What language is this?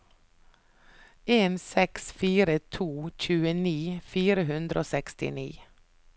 Norwegian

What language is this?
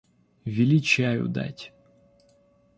Russian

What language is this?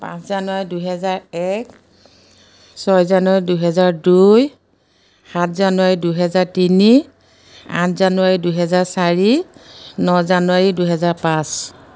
Assamese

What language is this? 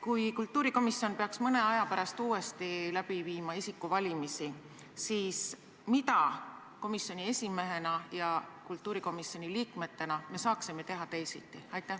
Estonian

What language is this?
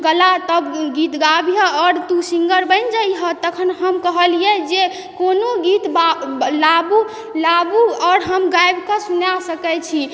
Maithili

